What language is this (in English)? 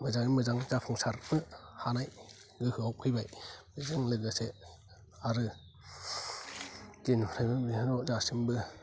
Bodo